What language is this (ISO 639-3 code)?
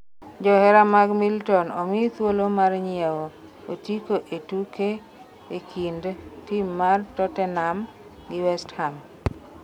luo